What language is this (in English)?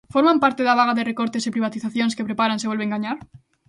Galician